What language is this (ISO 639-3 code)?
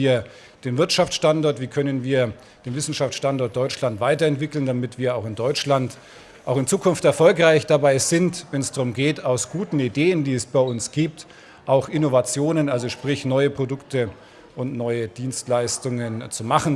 deu